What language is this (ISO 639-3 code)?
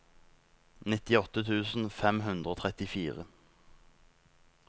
nor